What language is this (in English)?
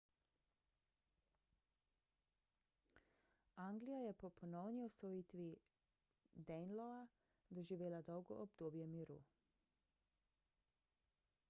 Slovenian